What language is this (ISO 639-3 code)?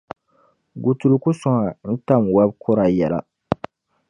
dag